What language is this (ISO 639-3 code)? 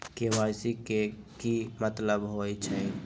mag